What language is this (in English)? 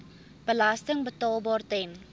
Afrikaans